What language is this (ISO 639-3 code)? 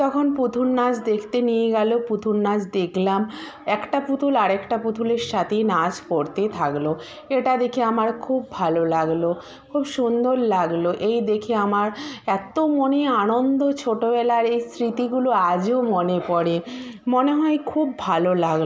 ben